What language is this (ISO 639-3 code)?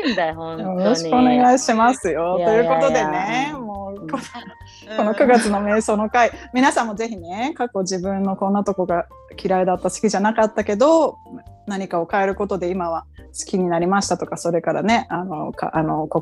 jpn